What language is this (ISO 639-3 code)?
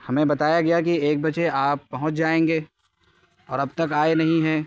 urd